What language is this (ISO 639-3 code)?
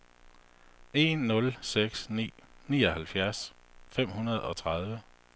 dan